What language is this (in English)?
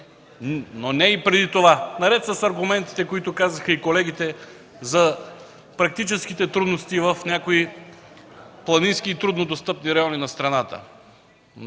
Bulgarian